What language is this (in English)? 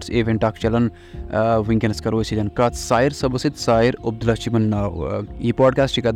Urdu